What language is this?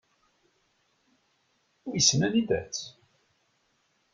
Kabyle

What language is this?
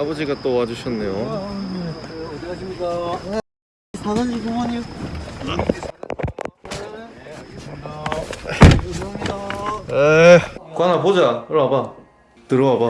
Korean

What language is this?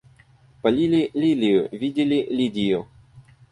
Russian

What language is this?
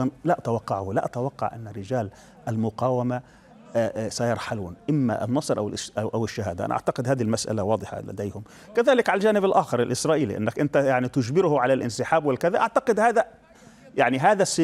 Arabic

